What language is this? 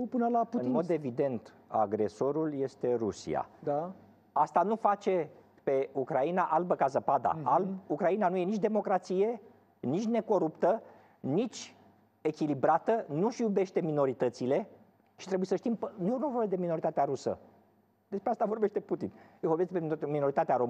Romanian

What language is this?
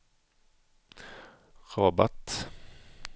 Swedish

